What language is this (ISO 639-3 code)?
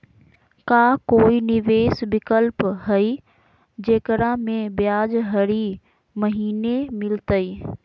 mag